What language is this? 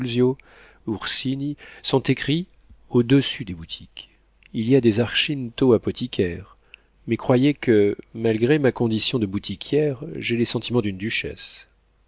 French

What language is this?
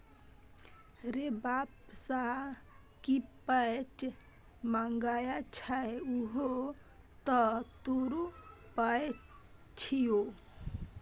Maithili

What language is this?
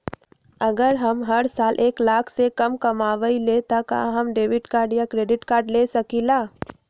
Magahi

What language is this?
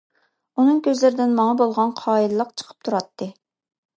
Uyghur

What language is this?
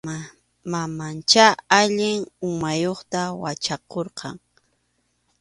Arequipa-La Unión Quechua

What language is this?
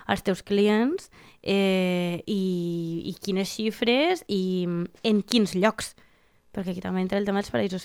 Spanish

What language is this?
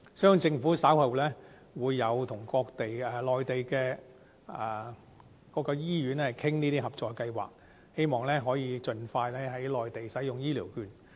Cantonese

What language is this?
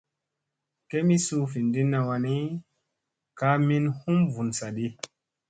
Musey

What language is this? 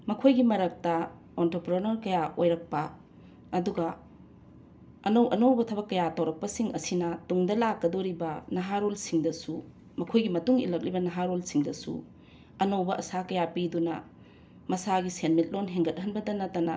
Manipuri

